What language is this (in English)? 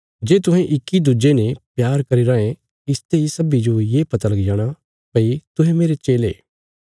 Bilaspuri